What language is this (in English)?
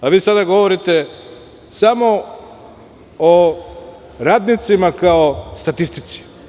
Serbian